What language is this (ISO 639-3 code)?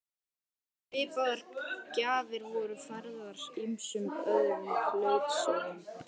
isl